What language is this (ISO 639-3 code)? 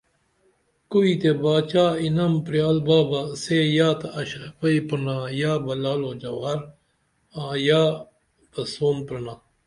dml